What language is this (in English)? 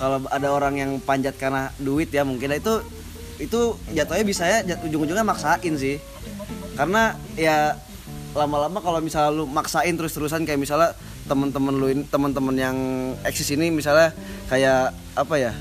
Indonesian